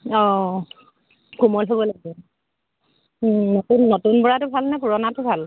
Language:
Assamese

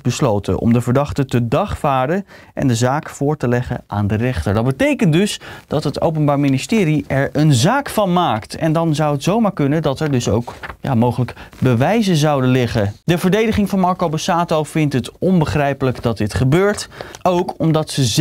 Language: Dutch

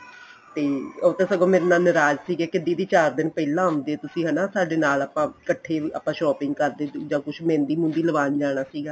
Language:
Punjabi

